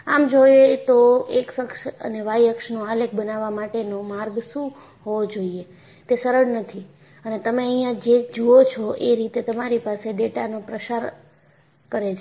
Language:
Gujarati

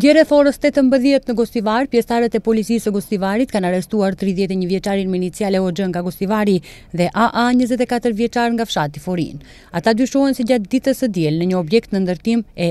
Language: Romanian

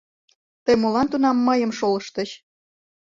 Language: Mari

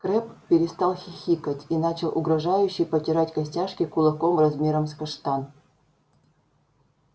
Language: Russian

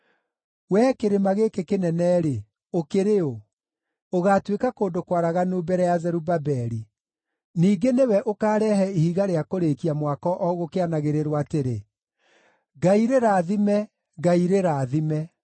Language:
Kikuyu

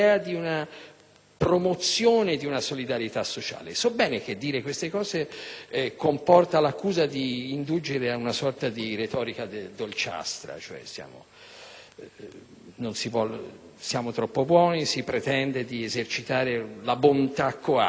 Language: Italian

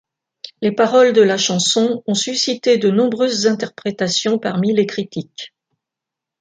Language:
French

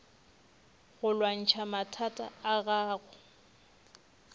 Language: Northern Sotho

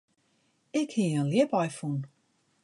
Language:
Western Frisian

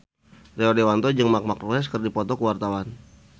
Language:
Sundanese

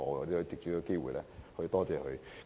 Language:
Cantonese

